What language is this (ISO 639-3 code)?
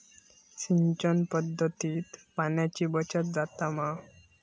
mar